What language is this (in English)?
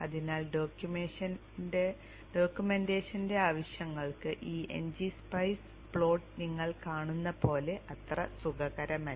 Malayalam